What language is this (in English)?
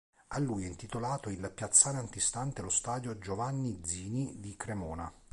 Italian